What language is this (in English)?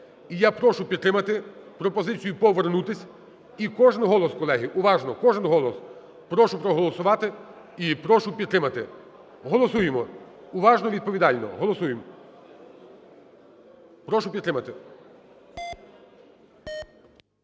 Ukrainian